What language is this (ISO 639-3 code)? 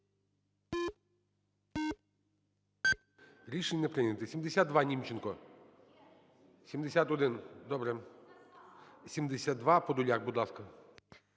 ukr